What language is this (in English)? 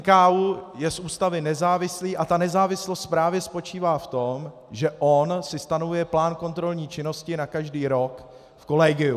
Czech